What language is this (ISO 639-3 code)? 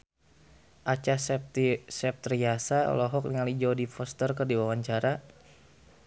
sun